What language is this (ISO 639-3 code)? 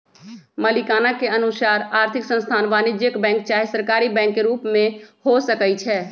mag